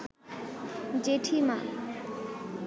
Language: Bangla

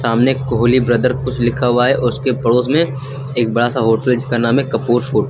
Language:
Hindi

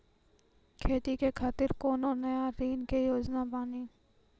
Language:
Maithili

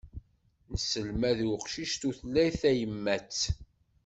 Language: Kabyle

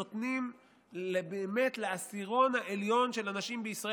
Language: Hebrew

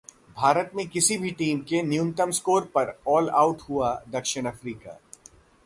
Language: Hindi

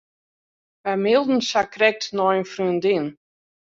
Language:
Western Frisian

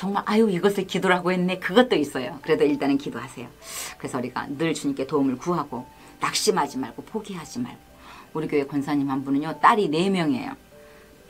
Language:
Korean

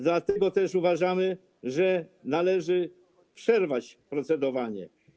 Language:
Polish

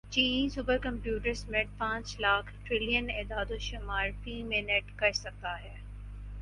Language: Urdu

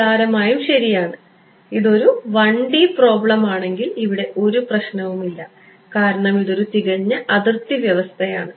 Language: Malayalam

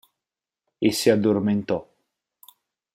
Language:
Italian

